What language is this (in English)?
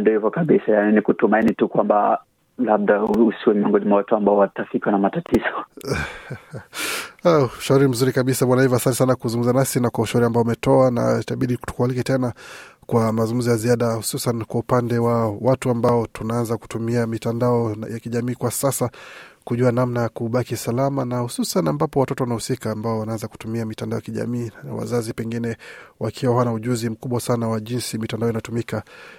Swahili